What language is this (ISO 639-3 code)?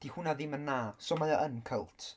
cym